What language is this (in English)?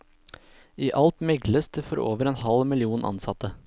Norwegian